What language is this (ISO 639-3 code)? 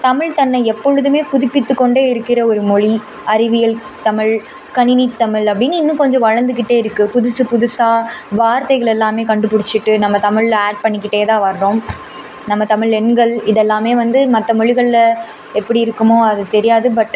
tam